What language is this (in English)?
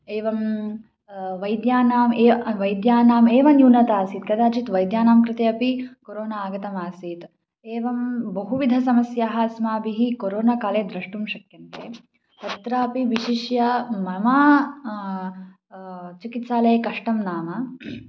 Sanskrit